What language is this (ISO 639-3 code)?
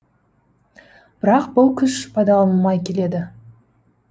kaz